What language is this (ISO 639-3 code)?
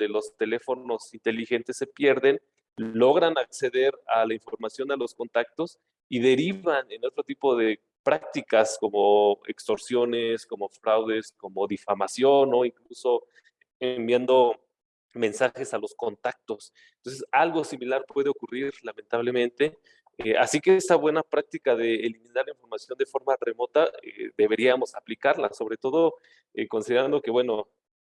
spa